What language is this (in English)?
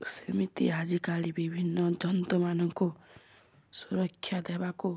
Odia